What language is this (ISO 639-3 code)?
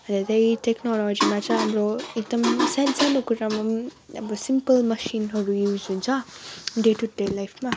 nep